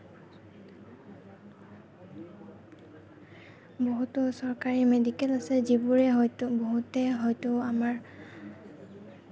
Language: Assamese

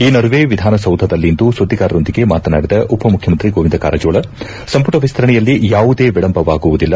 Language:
Kannada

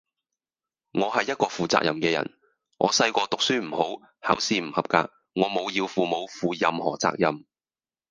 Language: Cantonese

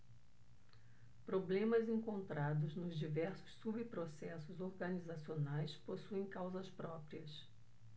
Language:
Portuguese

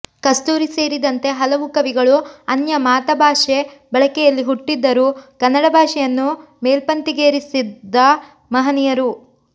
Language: Kannada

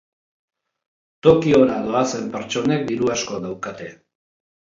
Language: Basque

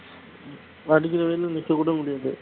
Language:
Tamil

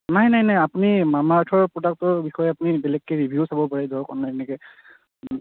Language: Assamese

